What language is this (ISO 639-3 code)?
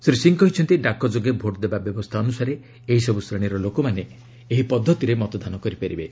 ori